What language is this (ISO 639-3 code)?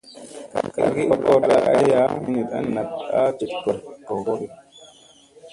mse